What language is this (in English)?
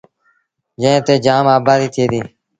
Sindhi Bhil